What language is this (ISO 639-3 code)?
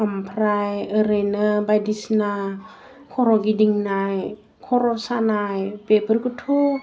brx